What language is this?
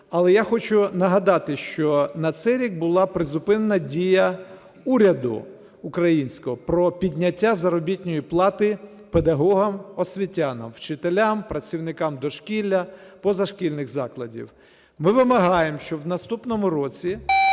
Ukrainian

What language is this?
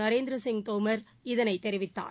Tamil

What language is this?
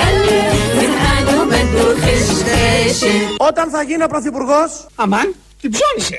Greek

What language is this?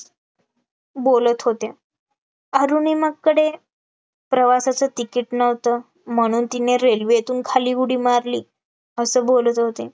Marathi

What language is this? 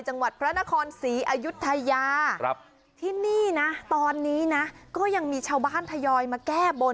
Thai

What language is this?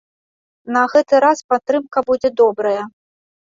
Belarusian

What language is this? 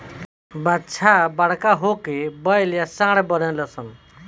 Bhojpuri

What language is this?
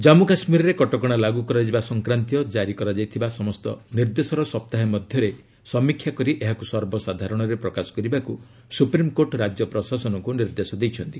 Odia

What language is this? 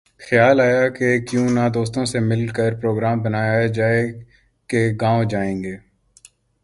Urdu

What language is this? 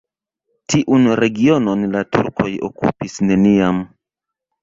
Esperanto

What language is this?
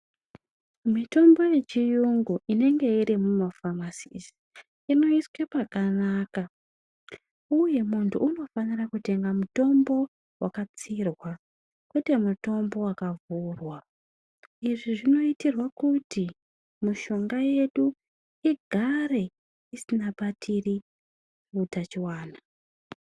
Ndau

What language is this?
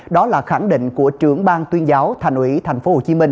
Vietnamese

